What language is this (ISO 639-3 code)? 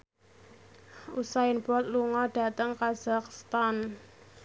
jav